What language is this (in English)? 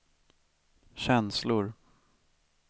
Swedish